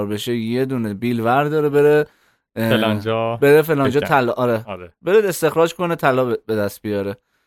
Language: Persian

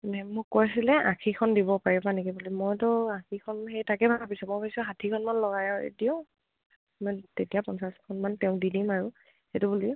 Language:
Assamese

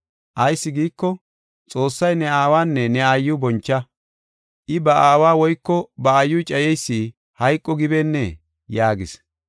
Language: Gofa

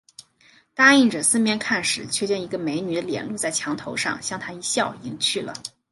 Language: Chinese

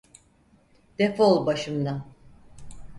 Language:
Turkish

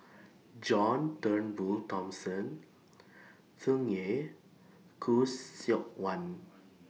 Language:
English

